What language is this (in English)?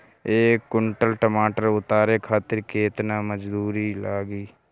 Bhojpuri